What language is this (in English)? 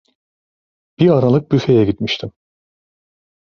Turkish